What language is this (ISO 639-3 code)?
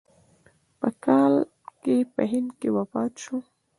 pus